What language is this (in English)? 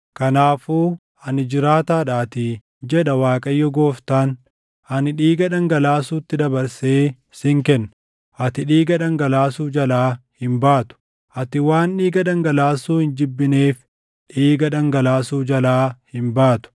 Oromo